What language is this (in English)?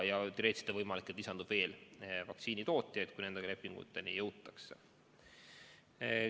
Estonian